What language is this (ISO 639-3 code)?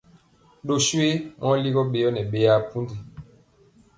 mcx